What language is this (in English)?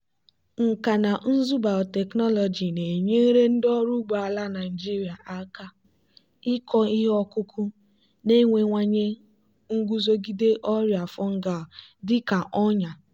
Igbo